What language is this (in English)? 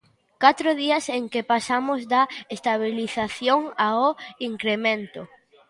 Galician